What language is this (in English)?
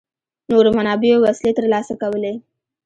Pashto